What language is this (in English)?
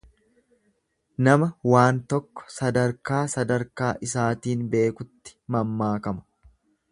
Oromo